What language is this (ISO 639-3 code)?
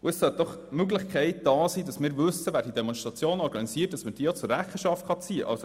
gsw